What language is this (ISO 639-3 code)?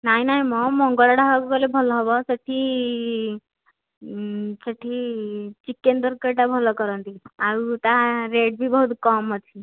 ori